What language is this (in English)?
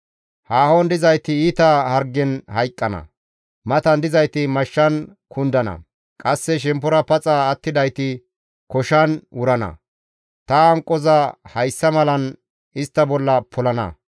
Gamo